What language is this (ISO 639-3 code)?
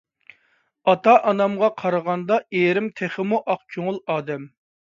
uig